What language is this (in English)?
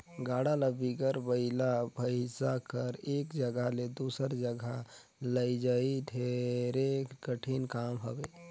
Chhattisgarhi